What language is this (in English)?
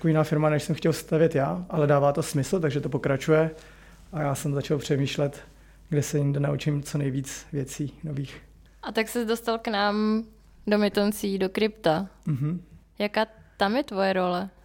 Czech